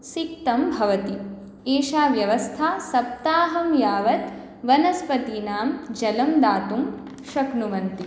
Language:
Sanskrit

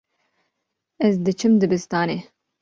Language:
Kurdish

